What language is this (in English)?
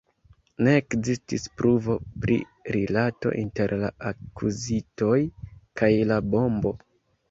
Esperanto